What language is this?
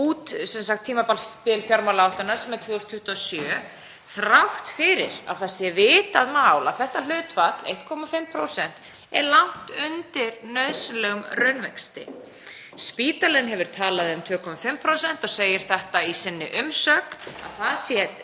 Icelandic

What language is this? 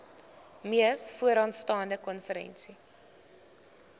Afrikaans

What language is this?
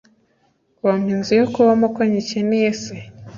Kinyarwanda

